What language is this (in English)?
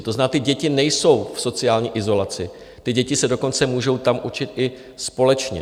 Czech